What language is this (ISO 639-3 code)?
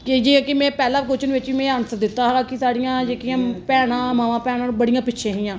doi